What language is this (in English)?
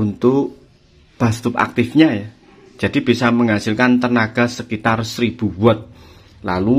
Indonesian